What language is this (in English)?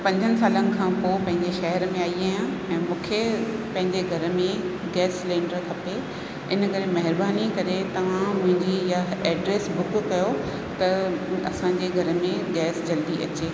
Sindhi